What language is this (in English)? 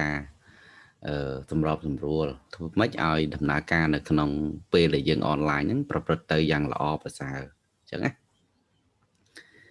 Vietnamese